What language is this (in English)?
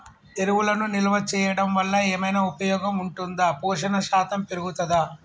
Telugu